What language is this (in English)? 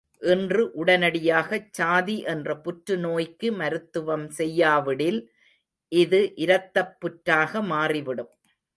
Tamil